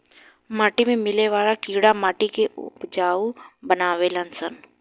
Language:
Bhojpuri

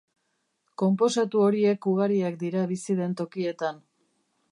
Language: Basque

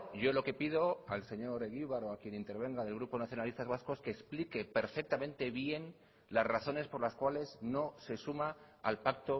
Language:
Spanish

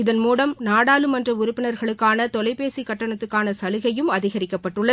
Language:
Tamil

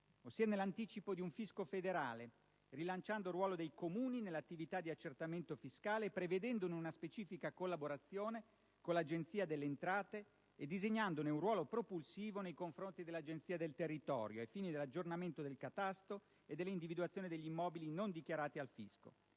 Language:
Italian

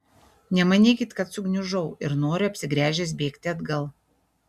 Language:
Lithuanian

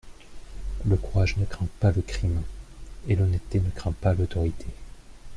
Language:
French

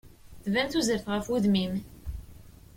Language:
Kabyle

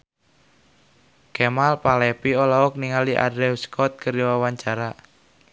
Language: Sundanese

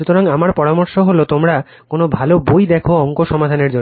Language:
Bangla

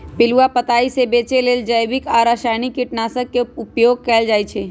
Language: Magahi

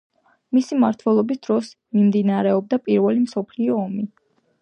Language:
Georgian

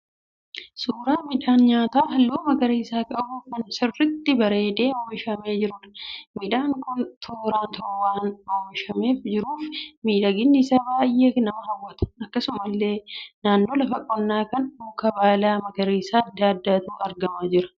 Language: Oromo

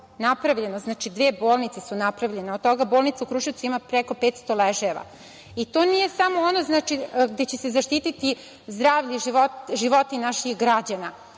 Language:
Serbian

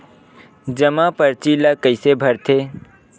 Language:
Chhattisgarhi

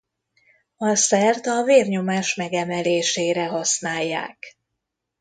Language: Hungarian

